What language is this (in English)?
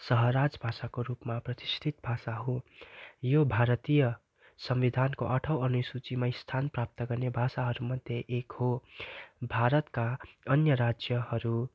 Nepali